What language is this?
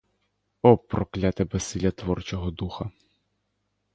Ukrainian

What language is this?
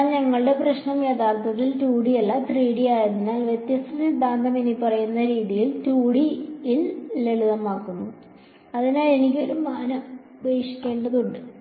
Malayalam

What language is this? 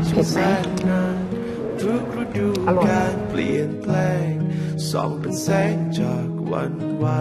Thai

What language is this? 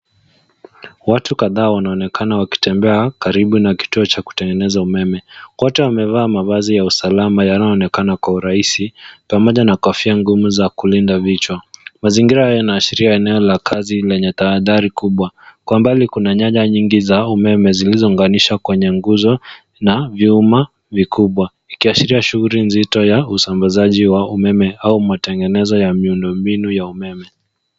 Swahili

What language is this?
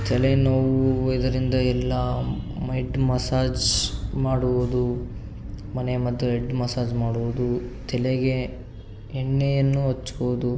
Kannada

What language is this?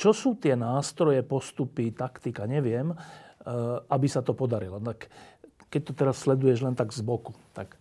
Slovak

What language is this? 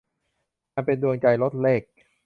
Thai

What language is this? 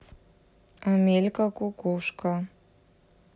Russian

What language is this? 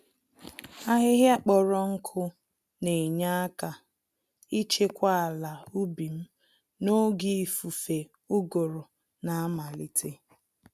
Igbo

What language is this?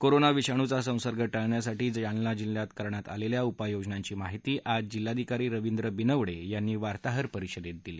Marathi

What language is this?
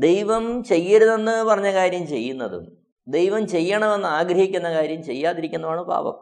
Malayalam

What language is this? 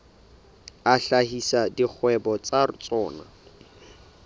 Southern Sotho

